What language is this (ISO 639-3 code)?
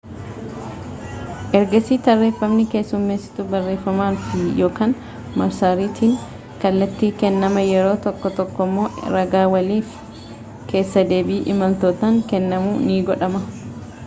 orm